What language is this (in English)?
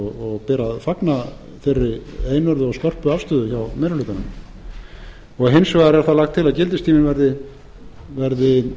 Icelandic